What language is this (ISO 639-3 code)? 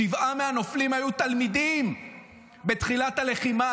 heb